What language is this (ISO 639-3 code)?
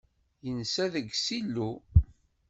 kab